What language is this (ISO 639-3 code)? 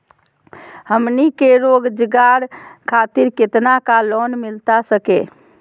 mag